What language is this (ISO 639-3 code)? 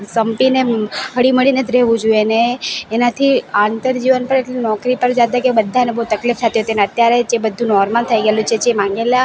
guj